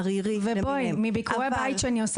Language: Hebrew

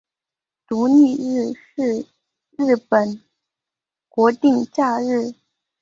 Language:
Chinese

